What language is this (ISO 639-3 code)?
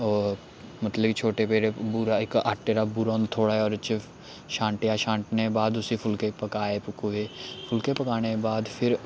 doi